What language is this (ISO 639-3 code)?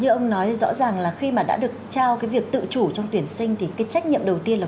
vie